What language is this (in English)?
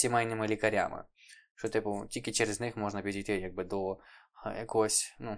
Ukrainian